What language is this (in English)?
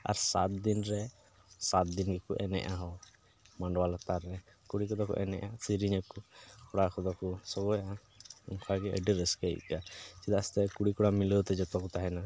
Santali